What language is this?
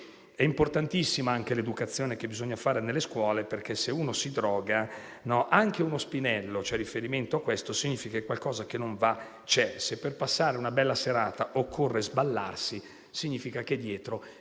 Italian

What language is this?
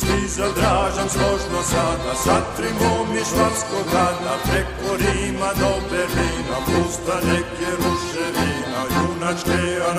Romanian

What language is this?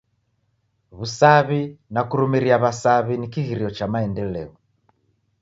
Taita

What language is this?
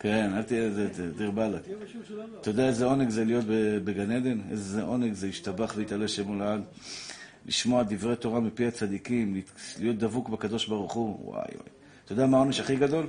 Hebrew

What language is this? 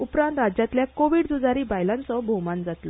Konkani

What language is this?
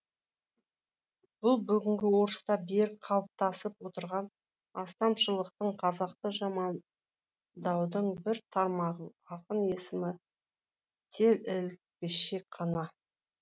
Kazakh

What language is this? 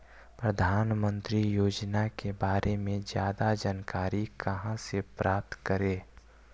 Magahi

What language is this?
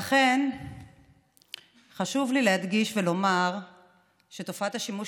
Hebrew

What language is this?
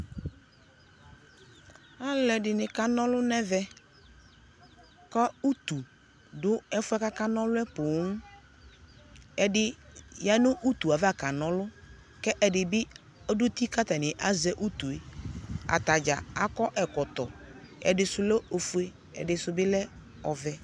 Ikposo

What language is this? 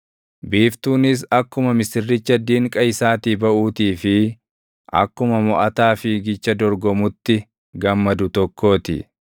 Oromo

